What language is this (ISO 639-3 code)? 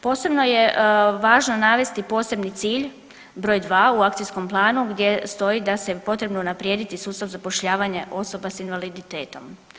hrv